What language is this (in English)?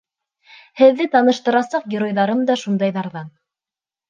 Bashkir